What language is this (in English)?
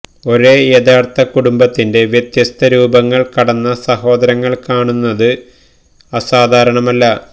Malayalam